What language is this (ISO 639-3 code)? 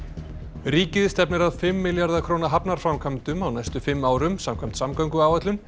isl